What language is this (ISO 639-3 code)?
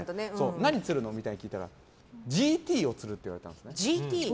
jpn